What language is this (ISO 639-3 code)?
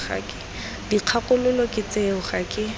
tsn